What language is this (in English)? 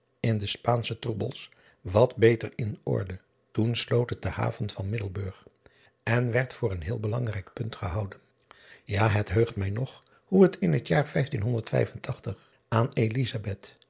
Dutch